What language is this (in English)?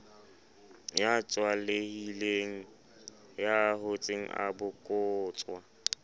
Southern Sotho